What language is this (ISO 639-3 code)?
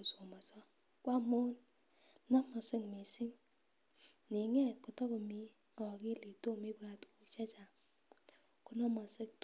kln